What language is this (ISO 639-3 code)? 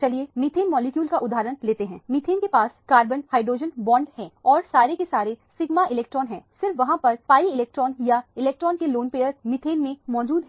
hin